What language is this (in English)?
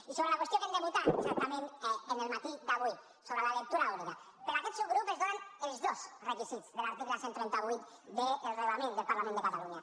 Catalan